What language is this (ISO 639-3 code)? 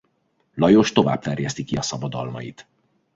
hun